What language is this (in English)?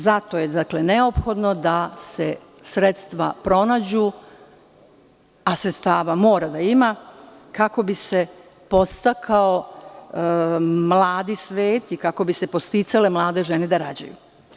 Serbian